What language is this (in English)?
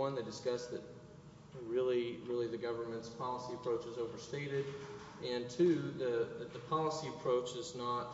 English